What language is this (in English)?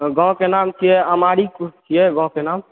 Maithili